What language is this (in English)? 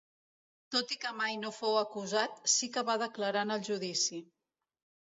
Catalan